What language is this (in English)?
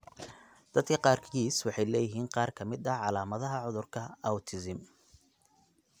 Somali